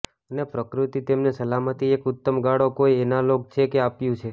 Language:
Gujarati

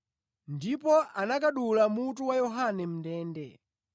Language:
Nyanja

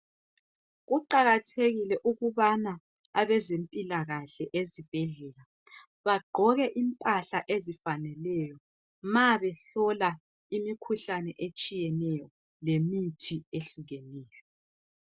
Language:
North Ndebele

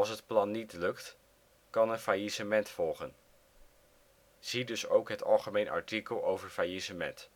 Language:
Dutch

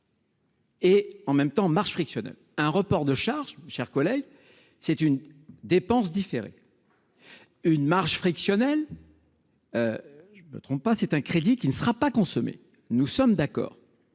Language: French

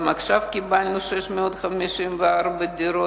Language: Hebrew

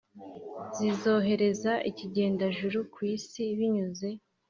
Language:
Kinyarwanda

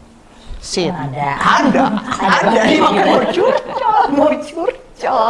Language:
Indonesian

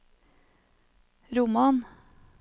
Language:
Norwegian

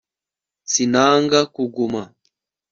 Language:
Kinyarwanda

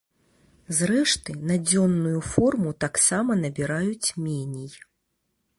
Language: Belarusian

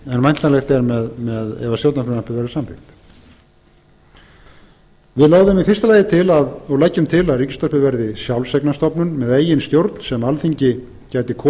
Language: Icelandic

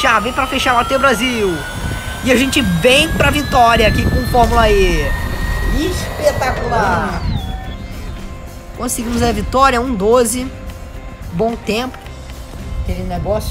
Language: Portuguese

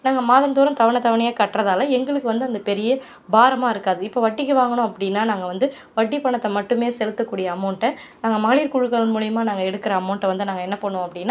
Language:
Tamil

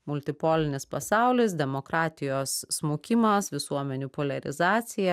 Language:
Lithuanian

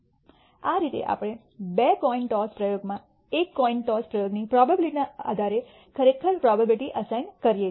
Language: Gujarati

